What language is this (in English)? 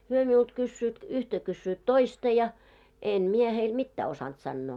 Finnish